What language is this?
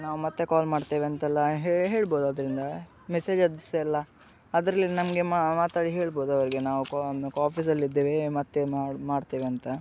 Kannada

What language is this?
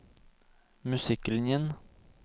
Norwegian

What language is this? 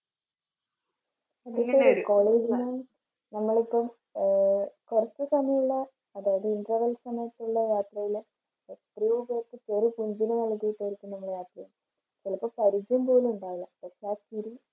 Malayalam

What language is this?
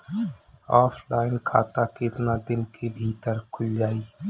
Bhojpuri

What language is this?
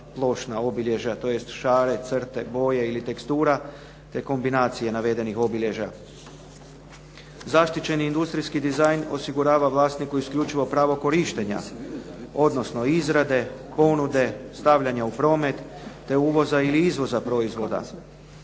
Croatian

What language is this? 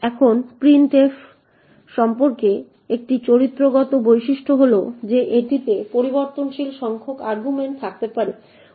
Bangla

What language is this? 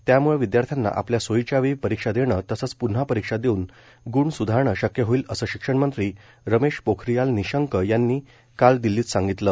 Marathi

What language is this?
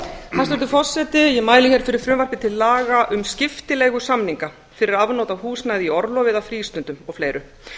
Icelandic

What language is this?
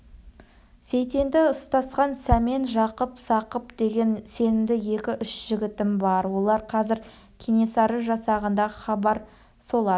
Kazakh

